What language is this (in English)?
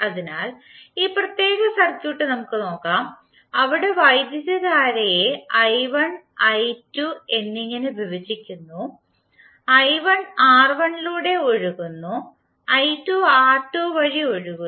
Malayalam